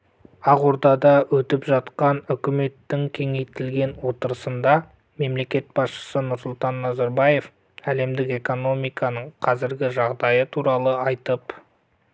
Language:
Kazakh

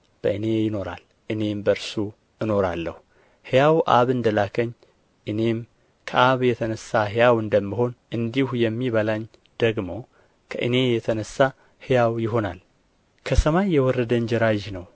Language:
Amharic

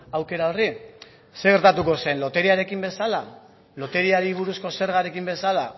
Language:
Basque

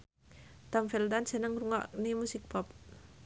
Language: Javanese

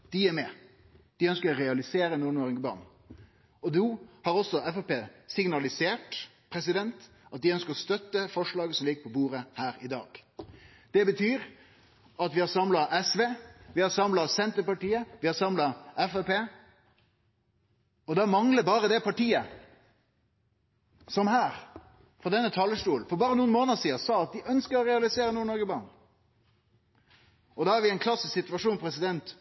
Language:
Norwegian Nynorsk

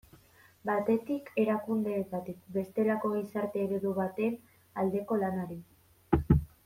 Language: Basque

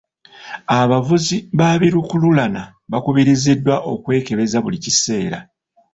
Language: Ganda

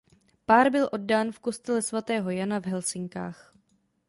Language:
Czech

